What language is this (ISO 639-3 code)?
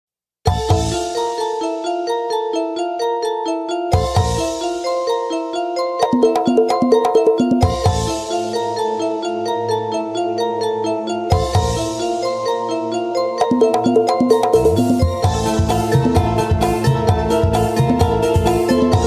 ind